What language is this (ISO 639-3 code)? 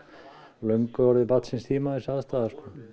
isl